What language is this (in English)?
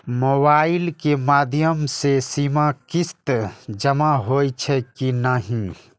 Maithili